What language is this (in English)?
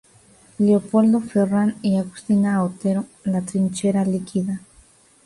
Spanish